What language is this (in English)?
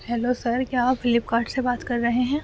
Urdu